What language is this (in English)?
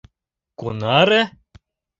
Mari